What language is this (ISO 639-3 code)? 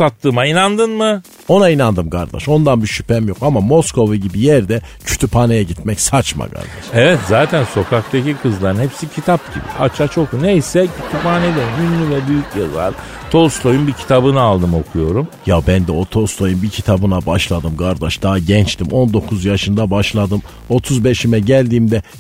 tur